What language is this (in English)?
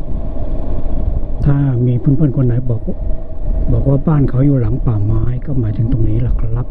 Thai